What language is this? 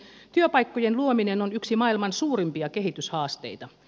Finnish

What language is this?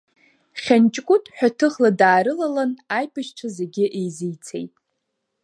Abkhazian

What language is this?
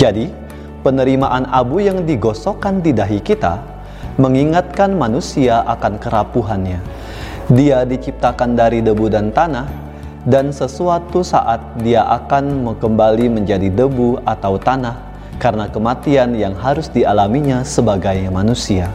Indonesian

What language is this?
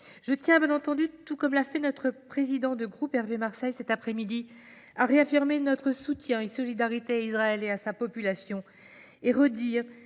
French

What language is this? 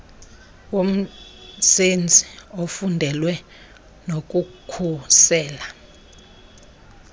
Xhosa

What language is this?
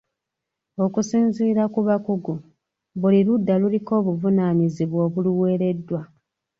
Ganda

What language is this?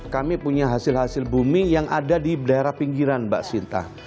Indonesian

